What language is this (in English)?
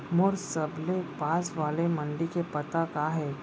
Chhattisgarhi